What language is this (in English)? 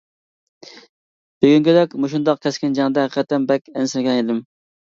Uyghur